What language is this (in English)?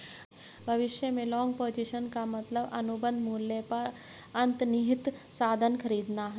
Hindi